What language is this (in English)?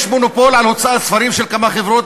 Hebrew